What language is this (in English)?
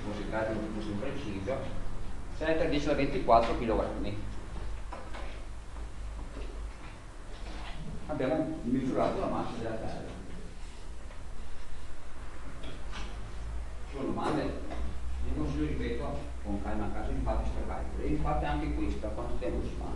Italian